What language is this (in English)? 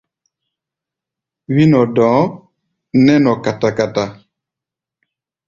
Gbaya